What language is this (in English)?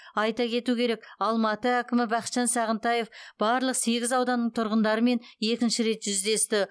Kazakh